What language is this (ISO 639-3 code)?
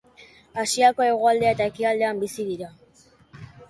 eus